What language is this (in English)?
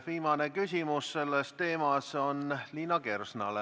Estonian